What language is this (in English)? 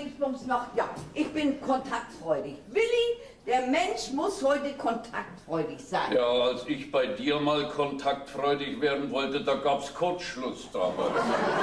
German